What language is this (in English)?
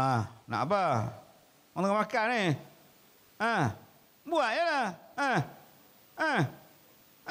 Malay